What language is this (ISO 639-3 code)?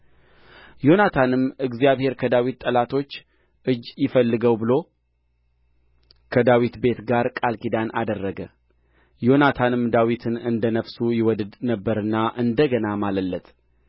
amh